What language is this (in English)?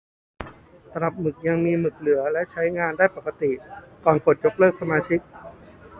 Thai